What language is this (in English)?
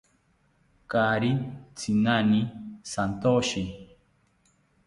South Ucayali Ashéninka